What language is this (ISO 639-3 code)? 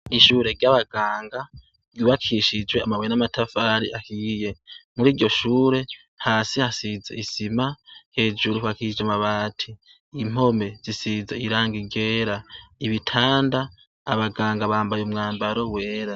run